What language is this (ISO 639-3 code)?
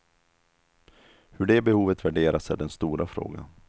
swe